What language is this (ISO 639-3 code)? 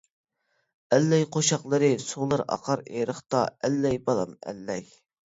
uig